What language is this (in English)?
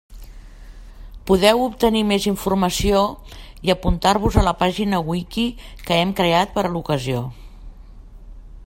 Catalan